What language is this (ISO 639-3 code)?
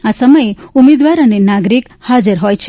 guj